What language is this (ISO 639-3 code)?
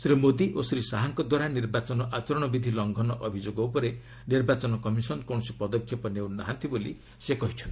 ori